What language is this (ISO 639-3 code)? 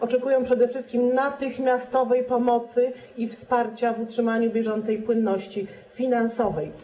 pol